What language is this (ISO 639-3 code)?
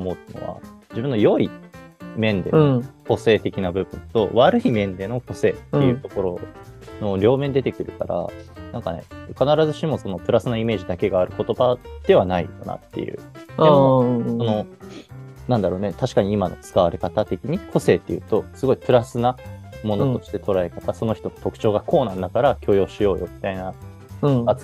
jpn